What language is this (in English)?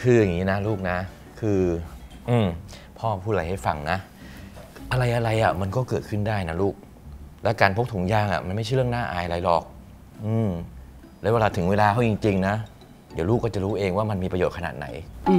Thai